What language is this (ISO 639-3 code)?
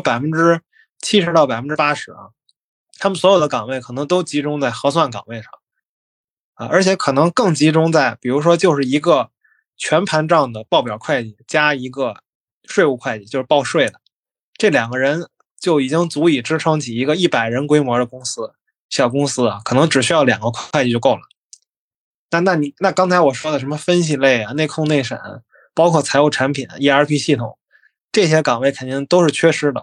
zho